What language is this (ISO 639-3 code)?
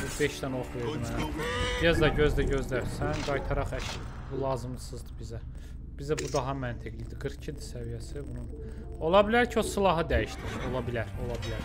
tur